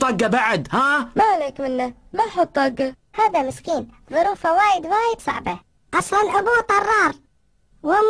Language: Arabic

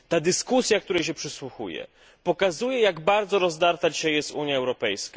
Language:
Polish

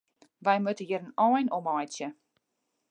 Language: Western Frisian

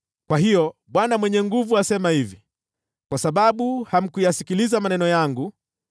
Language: Swahili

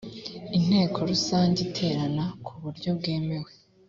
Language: Kinyarwanda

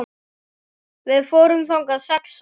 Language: Icelandic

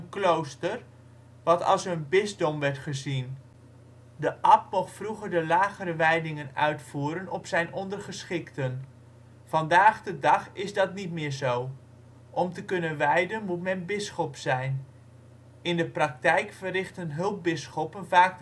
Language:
Dutch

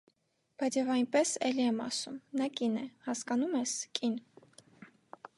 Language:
Armenian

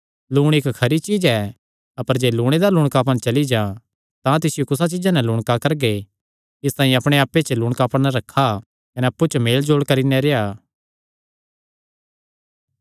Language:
Kangri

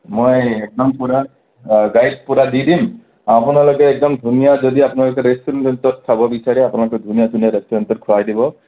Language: Assamese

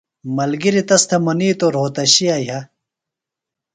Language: Phalura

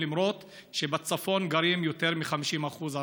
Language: Hebrew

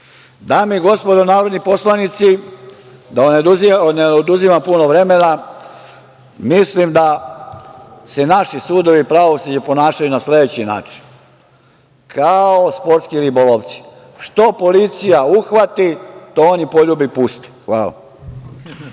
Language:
Serbian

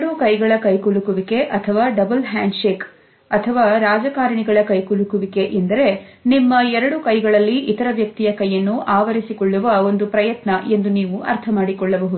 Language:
Kannada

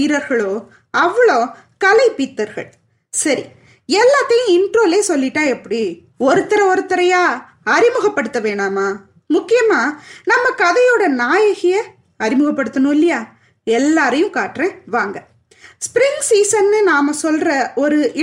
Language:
Tamil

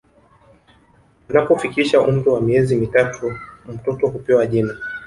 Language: Swahili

